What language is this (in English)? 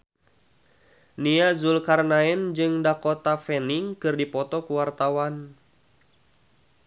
Sundanese